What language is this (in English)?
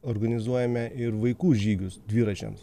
Lithuanian